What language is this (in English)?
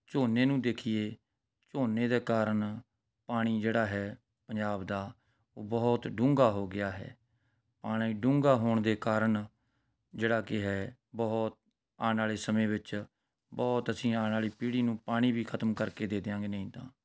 Punjabi